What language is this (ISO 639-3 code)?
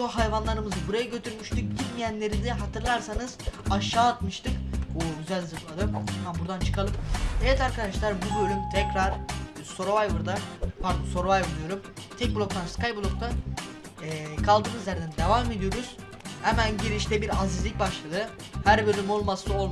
tur